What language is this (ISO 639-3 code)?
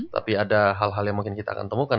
ind